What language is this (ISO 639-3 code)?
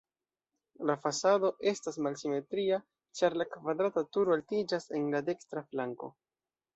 epo